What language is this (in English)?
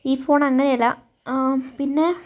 Malayalam